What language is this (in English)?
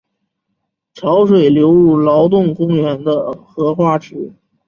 Chinese